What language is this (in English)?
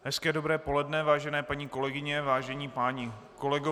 Czech